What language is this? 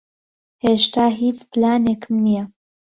Central Kurdish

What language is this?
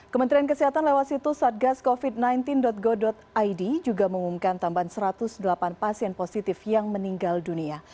Indonesian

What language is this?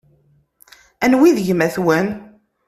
Kabyle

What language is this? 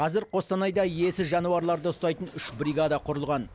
Kazakh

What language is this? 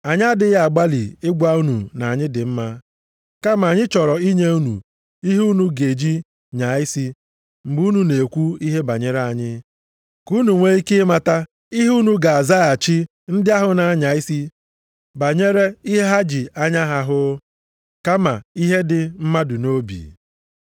Igbo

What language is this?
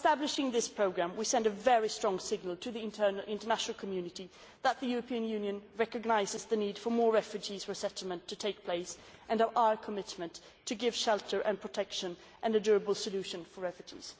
English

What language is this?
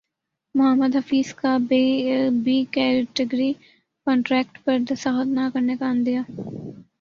Urdu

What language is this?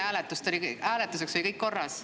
Estonian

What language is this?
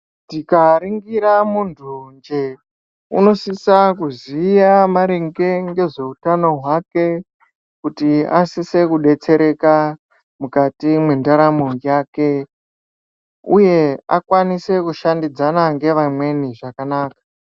Ndau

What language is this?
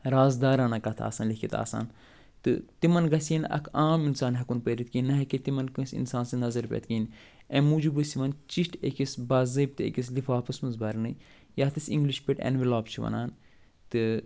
Kashmiri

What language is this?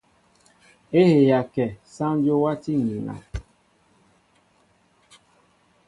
Mbo (Cameroon)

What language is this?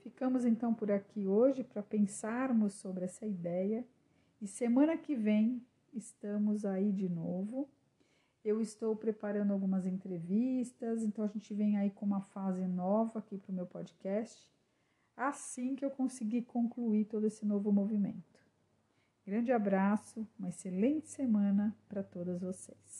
Portuguese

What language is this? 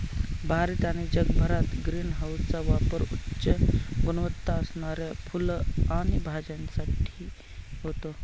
Marathi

